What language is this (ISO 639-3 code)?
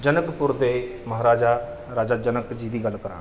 pan